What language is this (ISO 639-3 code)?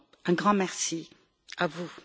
fra